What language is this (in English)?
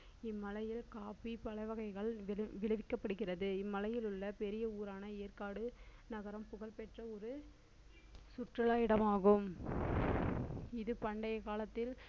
Tamil